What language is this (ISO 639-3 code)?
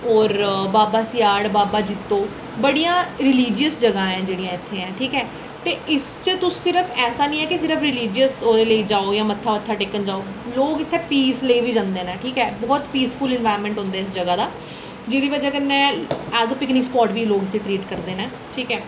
doi